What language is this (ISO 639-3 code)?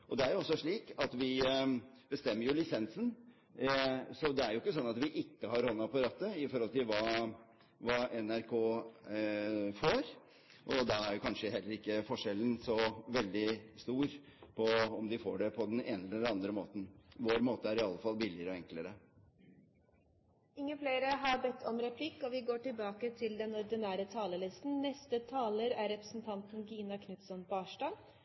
nor